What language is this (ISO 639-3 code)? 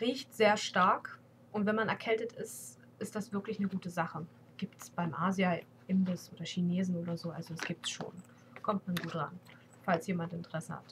deu